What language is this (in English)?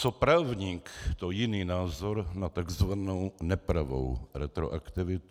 Czech